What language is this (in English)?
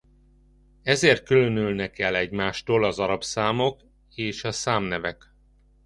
Hungarian